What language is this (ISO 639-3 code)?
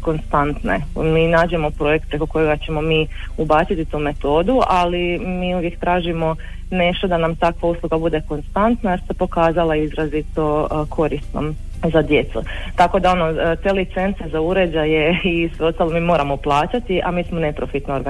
hrv